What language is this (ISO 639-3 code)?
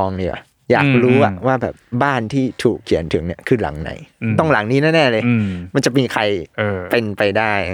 tha